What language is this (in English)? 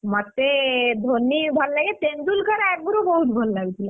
Odia